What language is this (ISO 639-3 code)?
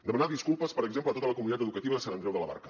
cat